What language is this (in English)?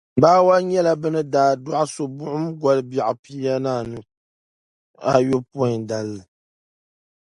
Dagbani